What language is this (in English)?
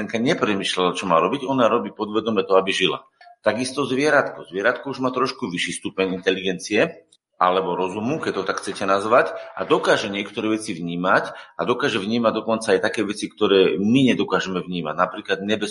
Slovak